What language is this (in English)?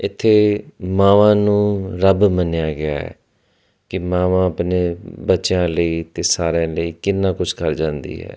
Punjabi